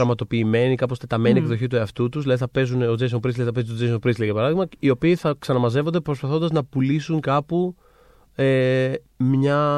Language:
Greek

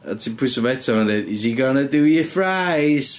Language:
Welsh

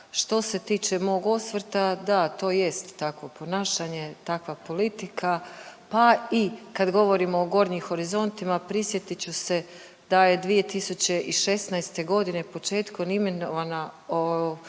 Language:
Croatian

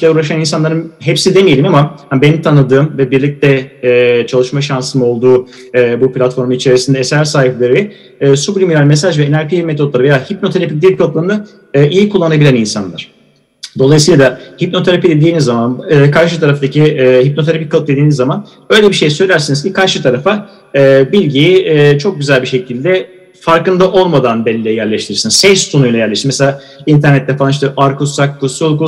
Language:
Turkish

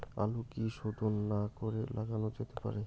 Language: Bangla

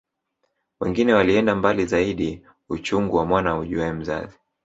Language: Swahili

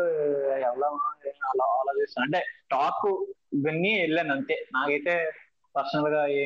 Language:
Telugu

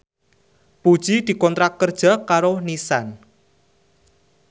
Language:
Javanese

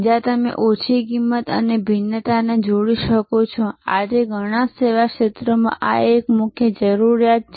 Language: Gujarati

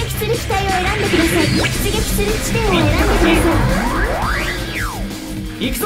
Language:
Japanese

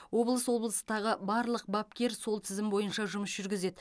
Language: Kazakh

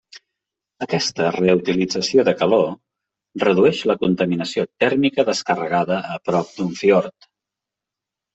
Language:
Catalan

